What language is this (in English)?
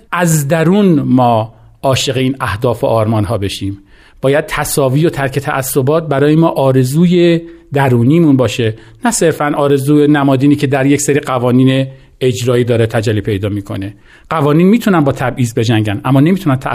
Persian